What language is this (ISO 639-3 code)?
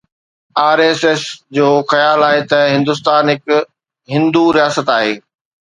snd